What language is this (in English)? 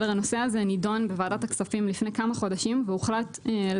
Hebrew